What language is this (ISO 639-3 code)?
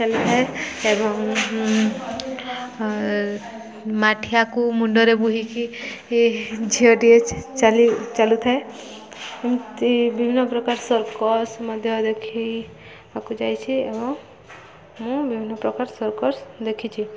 ori